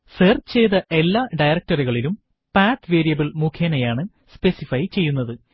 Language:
Malayalam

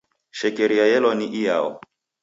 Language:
Taita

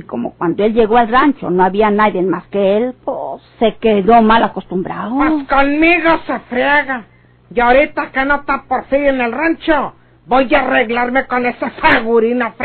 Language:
Spanish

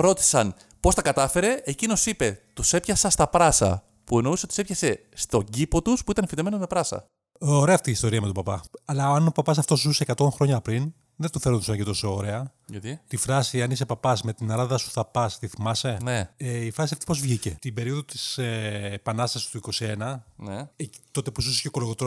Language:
Greek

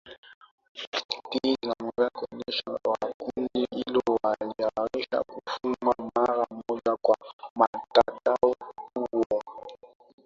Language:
Swahili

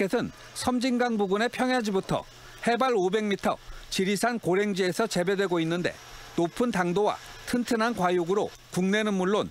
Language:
Korean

